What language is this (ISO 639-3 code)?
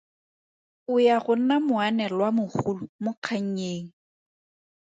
tsn